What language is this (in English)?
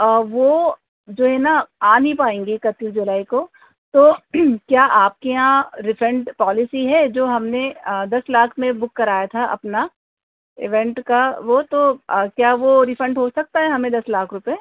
Urdu